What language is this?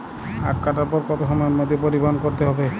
Bangla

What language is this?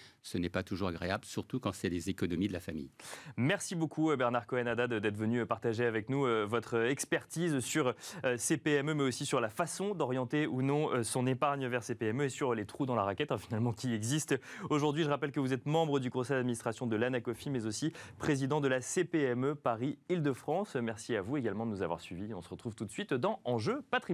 French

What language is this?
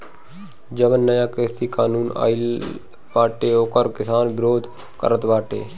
Bhojpuri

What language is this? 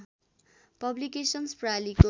Nepali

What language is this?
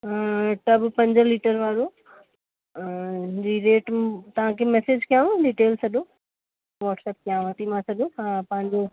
Sindhi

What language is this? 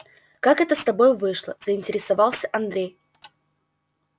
Russian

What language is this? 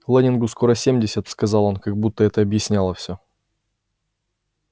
Russian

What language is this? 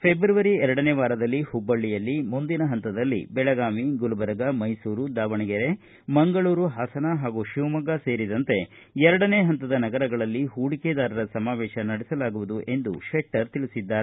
Kannada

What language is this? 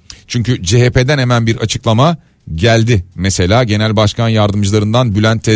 Turkish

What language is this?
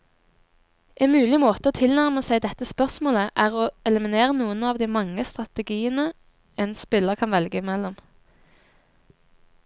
Norwegian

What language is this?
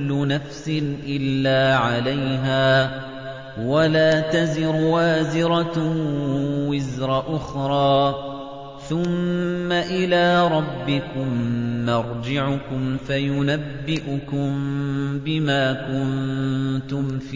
Arabic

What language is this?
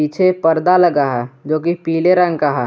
Hindi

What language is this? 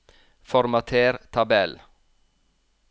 Norwegian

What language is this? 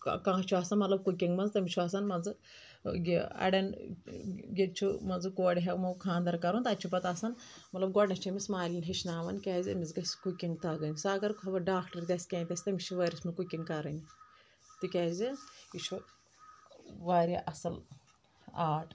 Kashmiri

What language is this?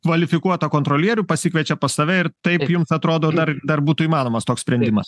Lithuanian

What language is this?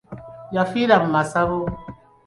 Ganda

